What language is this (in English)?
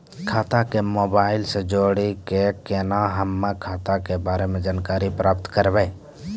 Maithili